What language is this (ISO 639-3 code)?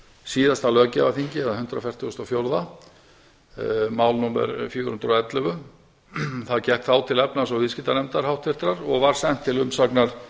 isl